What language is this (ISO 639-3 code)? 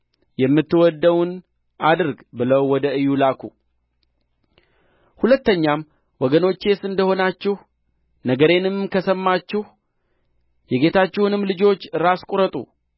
amh